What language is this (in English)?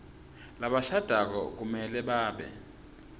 Swati